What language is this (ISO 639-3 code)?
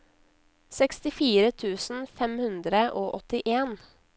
nor